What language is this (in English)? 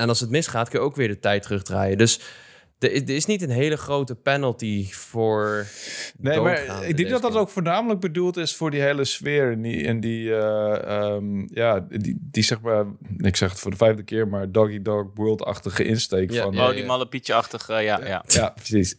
Dutch